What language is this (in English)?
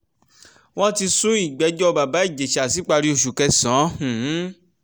Yoruba